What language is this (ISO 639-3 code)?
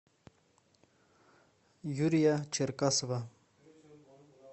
rus